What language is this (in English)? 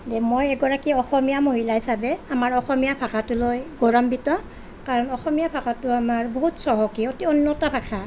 Assamese